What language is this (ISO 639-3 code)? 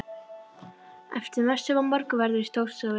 isl